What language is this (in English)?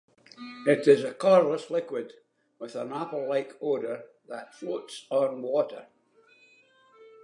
English